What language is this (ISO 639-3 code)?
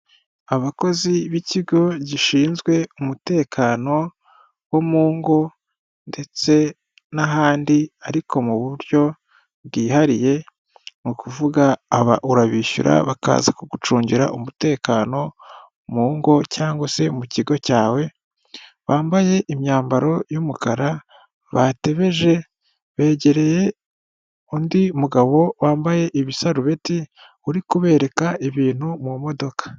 kin